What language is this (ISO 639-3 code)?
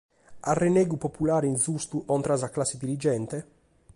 srd